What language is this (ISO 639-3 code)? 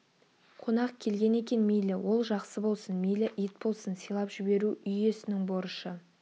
kaz